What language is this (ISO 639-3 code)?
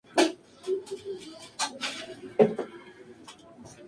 spa